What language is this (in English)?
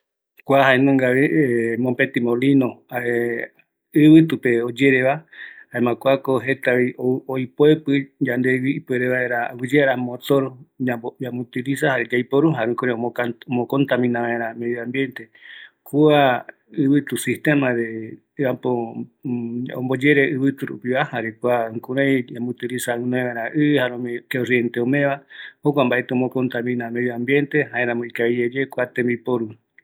Eastern Bolivian Guaraní